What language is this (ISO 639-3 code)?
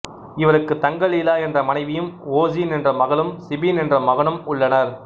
tam